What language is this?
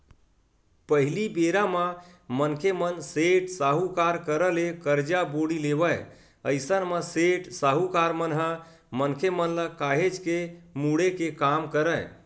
Chhattisgarhi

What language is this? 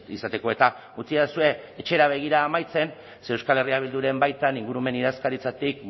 Basque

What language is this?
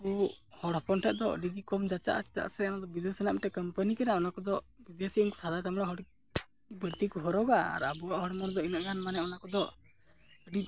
Santali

